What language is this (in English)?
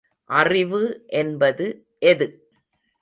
Tamil